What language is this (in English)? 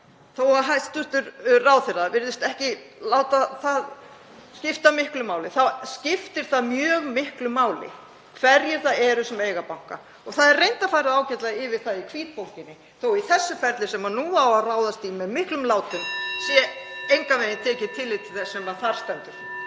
Icelandic